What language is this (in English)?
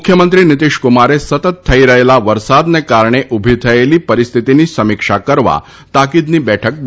Gujarati